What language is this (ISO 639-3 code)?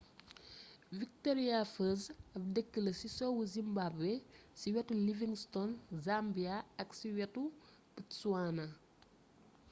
wol